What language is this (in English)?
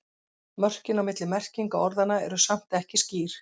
Icelandic